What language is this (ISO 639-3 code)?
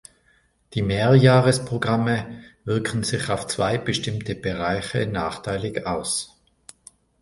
deu